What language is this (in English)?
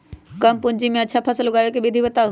Magahi